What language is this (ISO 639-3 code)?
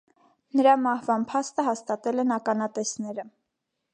hye